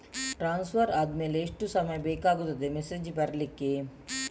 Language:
Kannada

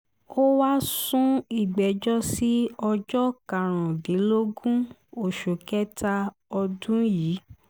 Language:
Yoruba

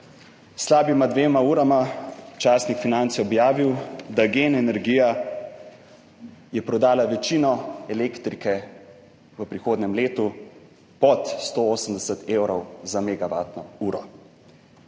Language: Slovenian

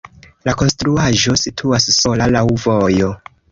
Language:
Esperanto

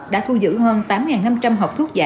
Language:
Vietnamese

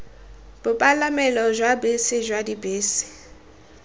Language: Tswana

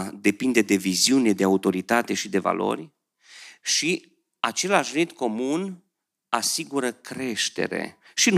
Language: Romanian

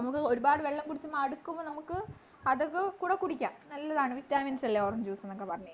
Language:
Malayalam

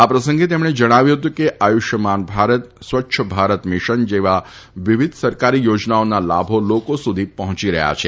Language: Gujarati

